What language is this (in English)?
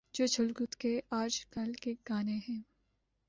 Urdu